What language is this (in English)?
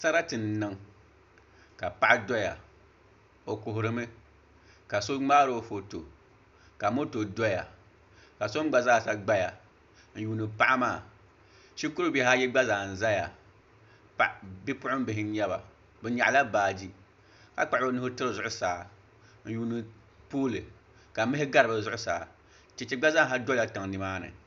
Dagbani